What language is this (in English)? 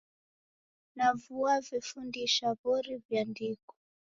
Taita